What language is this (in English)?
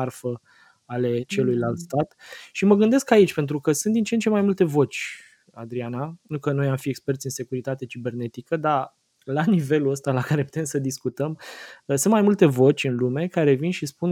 Romanian